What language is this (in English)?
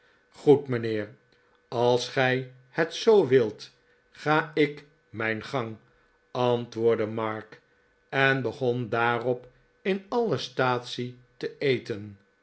Dutch